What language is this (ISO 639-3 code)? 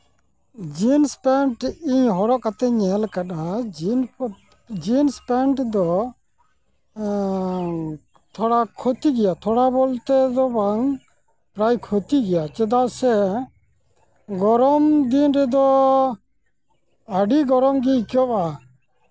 sat